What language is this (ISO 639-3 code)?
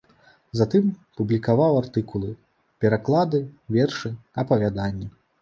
bel